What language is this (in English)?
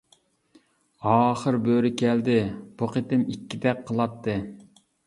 Uyghur